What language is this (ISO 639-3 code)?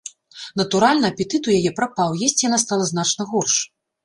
bel